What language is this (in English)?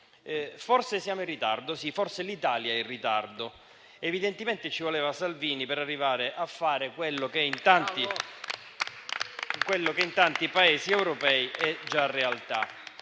Italian